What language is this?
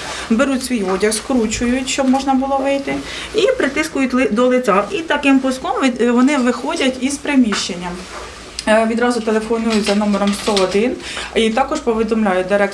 Ukrainian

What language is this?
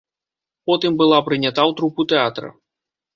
Belarusian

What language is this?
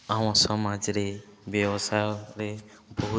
Odia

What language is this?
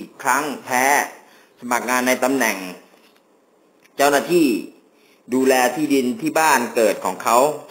Thai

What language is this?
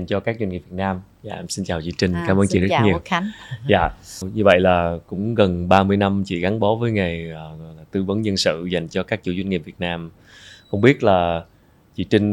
Vietnamese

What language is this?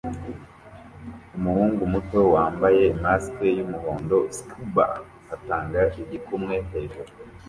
Kinyarwanda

